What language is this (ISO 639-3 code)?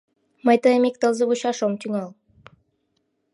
chm